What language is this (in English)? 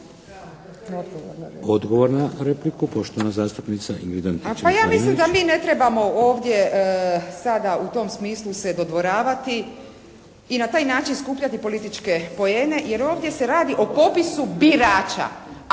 Croatian